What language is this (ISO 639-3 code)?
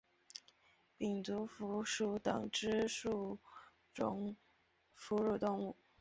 zho